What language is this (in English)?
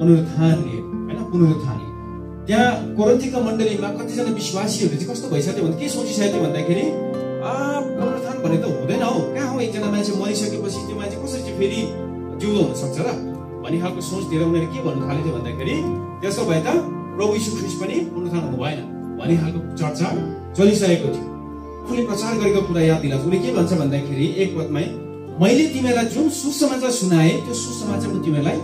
Korean